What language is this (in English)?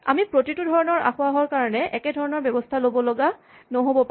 Assamese